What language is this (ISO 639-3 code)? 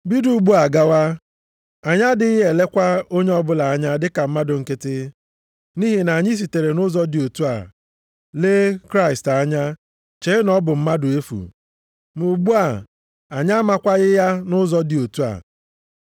ibo